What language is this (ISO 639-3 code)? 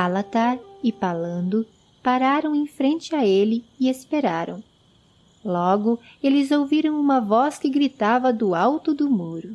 por